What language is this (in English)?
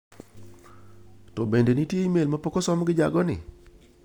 Luo (Kenya and Tanzania)